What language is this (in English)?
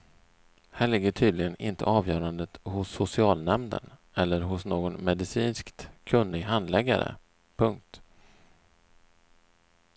Swedish